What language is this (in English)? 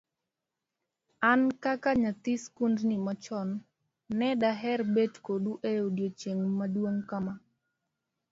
Luo (Kenya and Tanzania)